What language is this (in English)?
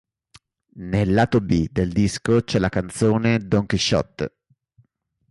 Italian